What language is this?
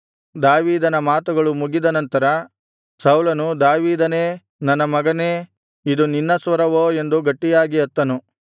Kannada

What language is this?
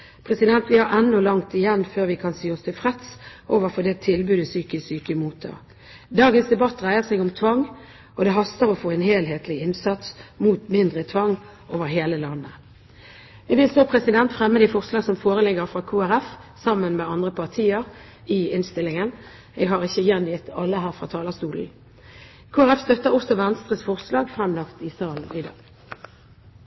Norwegian Bokmål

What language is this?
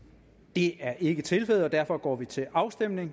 Danish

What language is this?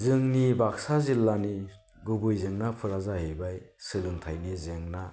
Bodo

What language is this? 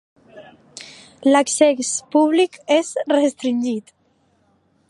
Catalan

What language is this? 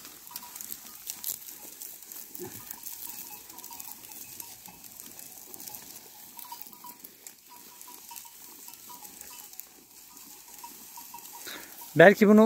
Turkish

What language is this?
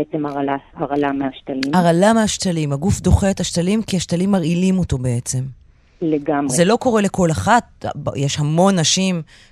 Hebrew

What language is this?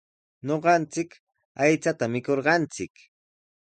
Sihuas Ancash Quechua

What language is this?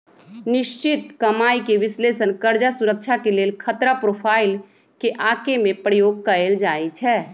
Magahi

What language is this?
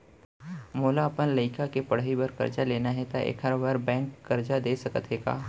Chhattisgarhi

